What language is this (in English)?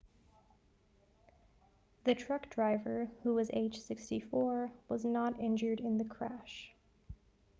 English